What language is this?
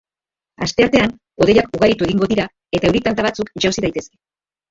Basque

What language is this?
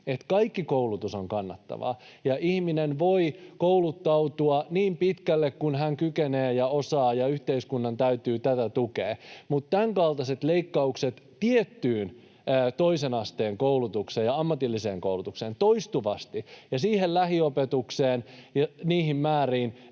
Finnish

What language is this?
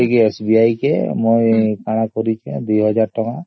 Odia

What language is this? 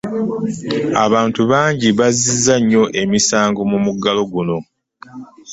Ganda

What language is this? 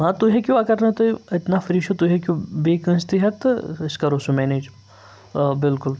Kashmiri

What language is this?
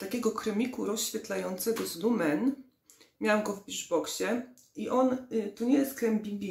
Polish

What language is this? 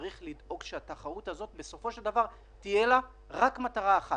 Hebrew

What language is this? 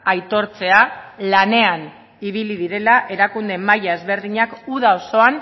Basque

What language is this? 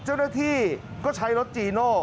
Thai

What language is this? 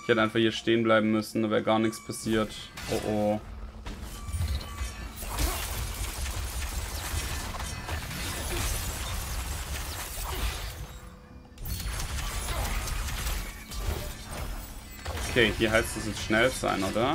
German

